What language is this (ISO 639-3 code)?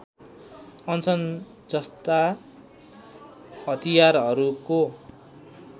nep